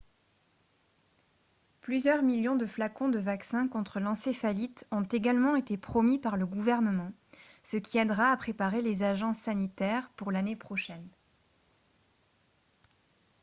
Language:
French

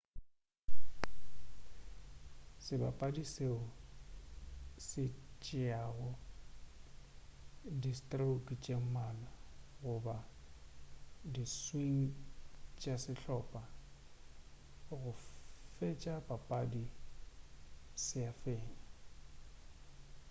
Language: Northern Sotho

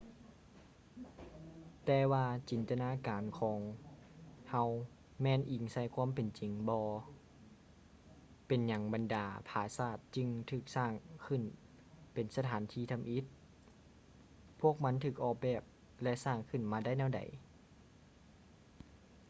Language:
Lao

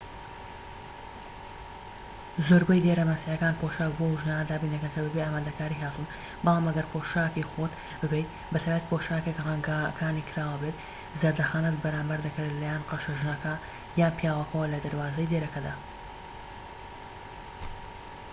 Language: Central Kurdish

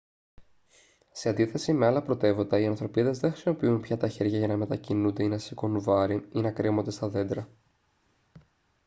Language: Greek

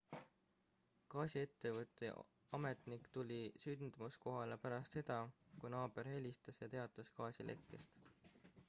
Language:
Estonian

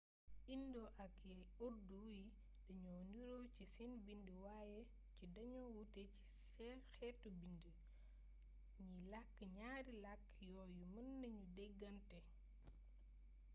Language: Wolof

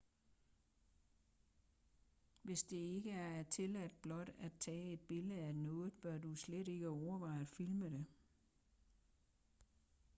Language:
Danish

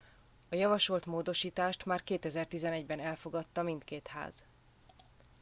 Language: Hungarian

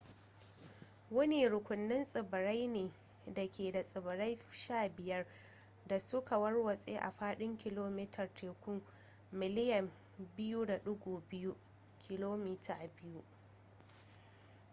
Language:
Hausa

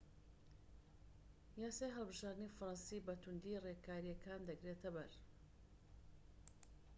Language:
Central Kurdish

